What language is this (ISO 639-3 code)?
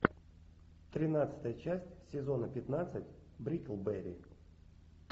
rus